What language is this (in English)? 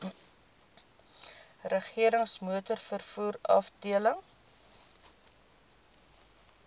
Afrikaans